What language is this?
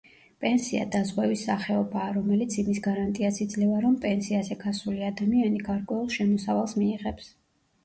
Georgian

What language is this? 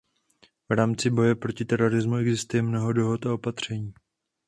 Czech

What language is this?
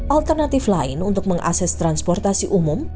Indonesian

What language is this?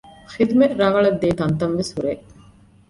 Divehi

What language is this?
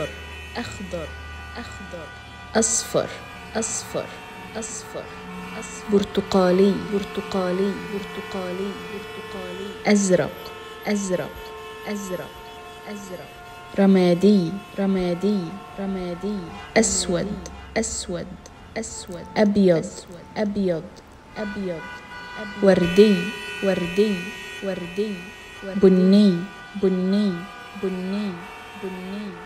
Arabic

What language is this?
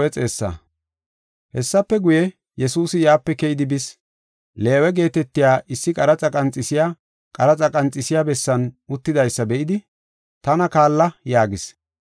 Gofa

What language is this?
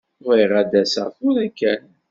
Kabyle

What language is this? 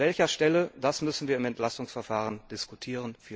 German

